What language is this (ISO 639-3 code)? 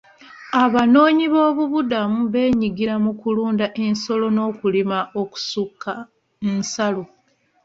lug